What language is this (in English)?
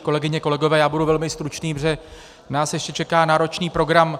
Czech